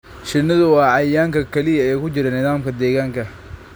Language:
Somali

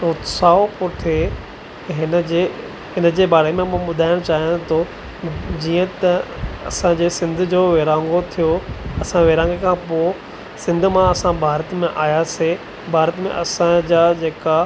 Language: Sindhi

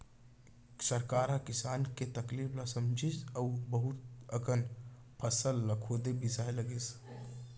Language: Chhattisgarhi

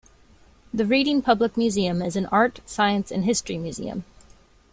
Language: English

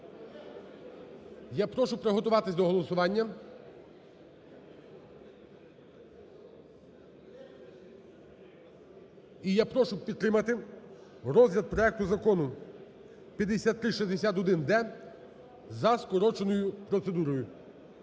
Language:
Ukrainian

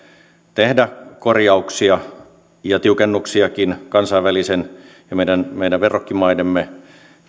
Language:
Finnish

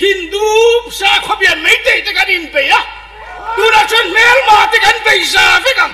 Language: Thai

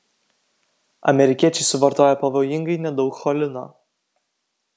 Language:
Lithuanian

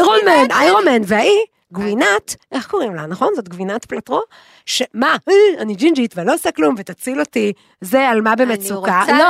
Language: Hebrew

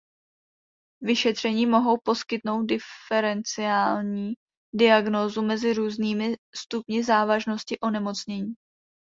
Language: Czech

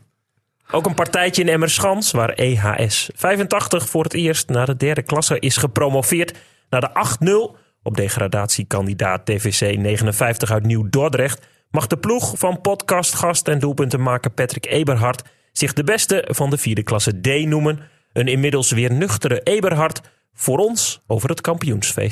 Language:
Dutch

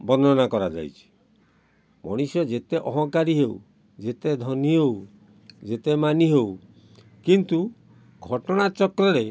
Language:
Odia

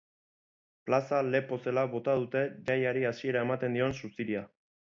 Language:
Basque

